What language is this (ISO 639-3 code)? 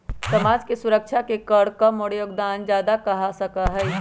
mag